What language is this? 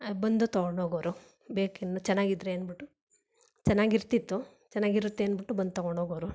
Kannada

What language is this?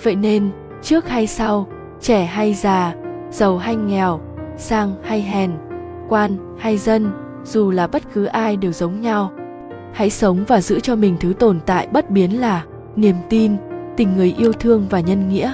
Vietnamese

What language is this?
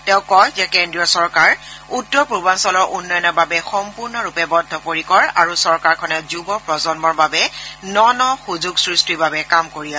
Assamese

